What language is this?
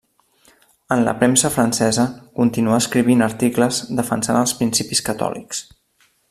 Catalan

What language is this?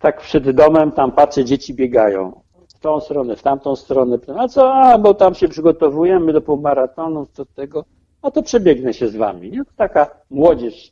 Polish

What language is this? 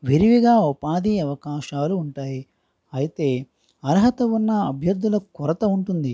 Telugu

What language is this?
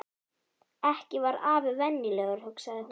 Icelandic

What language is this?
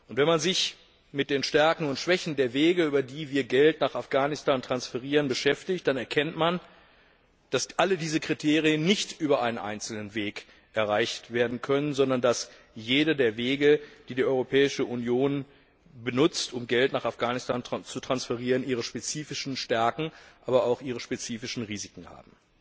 German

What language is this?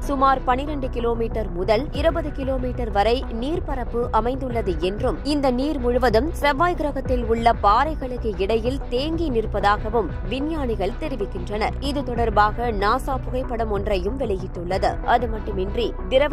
Tamil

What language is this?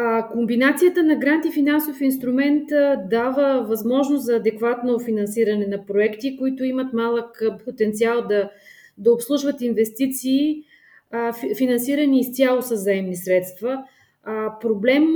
Bulgarian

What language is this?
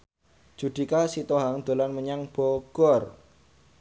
Javanese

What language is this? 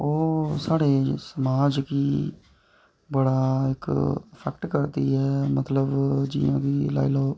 Dogri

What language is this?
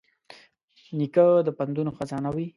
Pashto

